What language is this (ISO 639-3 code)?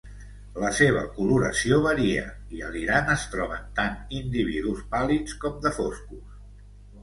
cat